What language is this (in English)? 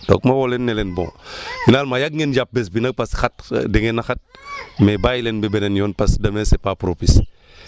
Wolof